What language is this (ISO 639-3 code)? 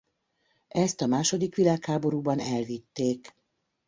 hun